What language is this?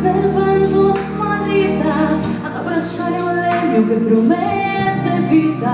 Greek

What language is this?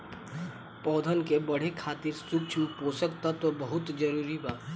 Bhojpuri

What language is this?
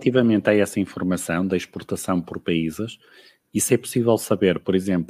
Portuguese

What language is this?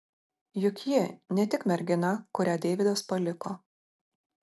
Lithuanian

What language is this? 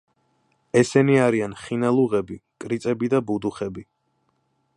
Georgian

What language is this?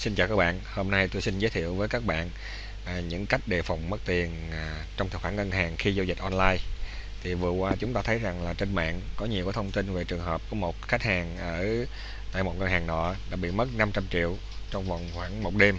Vietnamese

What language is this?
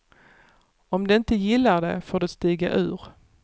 Swedish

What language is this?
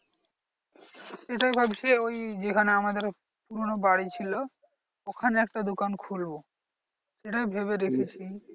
Bangla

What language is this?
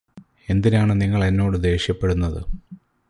Malayalam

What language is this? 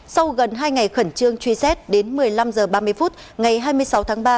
Vietnamese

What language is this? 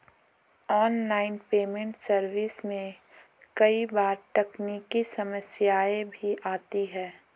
Hindi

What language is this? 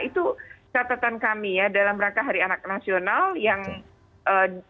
Indonesian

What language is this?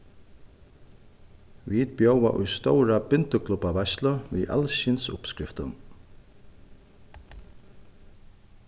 Faroese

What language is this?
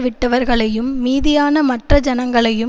Tamil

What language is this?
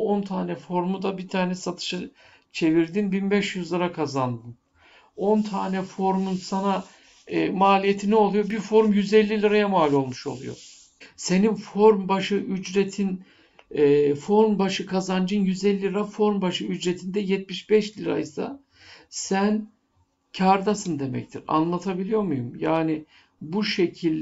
Turkish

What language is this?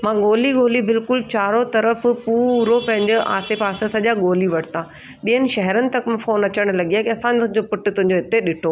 Sindhi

